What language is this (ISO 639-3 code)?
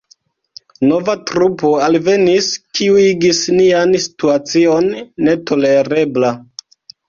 epo